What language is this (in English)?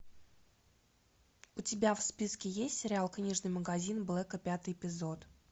Russian